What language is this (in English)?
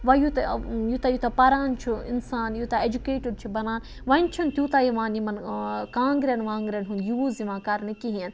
Kashmiri